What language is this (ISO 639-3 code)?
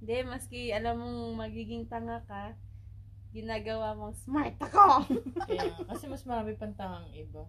fil